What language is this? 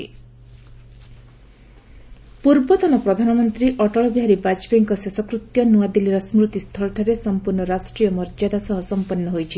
Odia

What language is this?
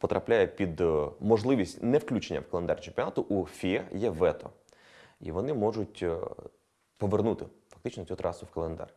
Ukrainian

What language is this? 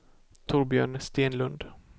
Swedish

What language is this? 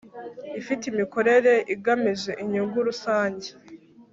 Kinyarwanda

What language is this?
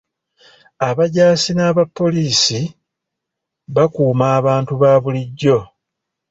Ganda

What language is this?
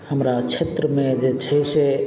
Maithili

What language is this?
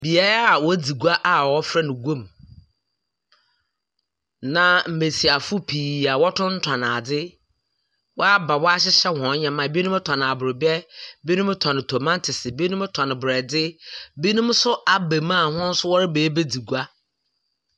Akan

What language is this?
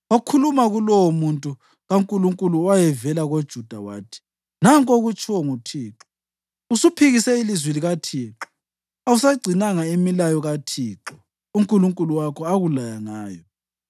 North Ndebele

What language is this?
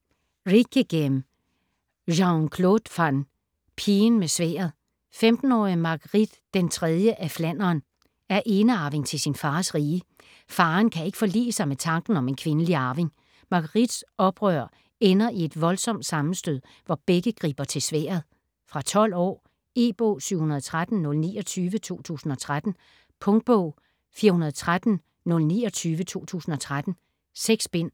Danish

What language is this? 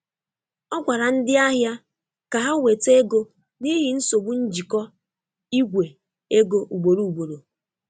Igbo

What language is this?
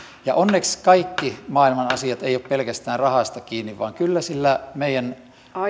Finnish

